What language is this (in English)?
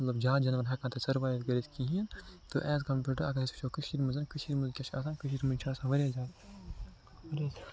Kashmiri